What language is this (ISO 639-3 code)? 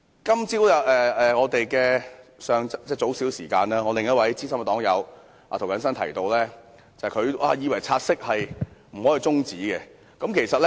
yue